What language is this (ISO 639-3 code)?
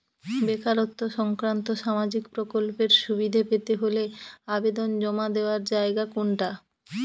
ben